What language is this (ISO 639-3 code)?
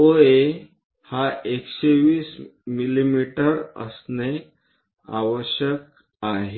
mar